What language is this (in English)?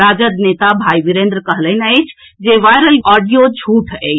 Maithili